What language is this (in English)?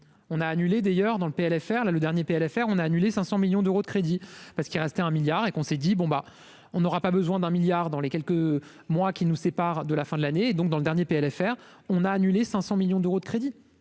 French